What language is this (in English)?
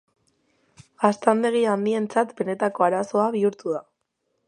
Basque